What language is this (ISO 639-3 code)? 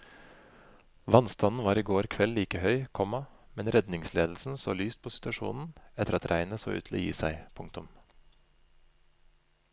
nor